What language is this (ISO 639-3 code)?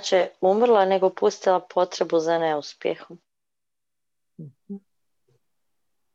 hrv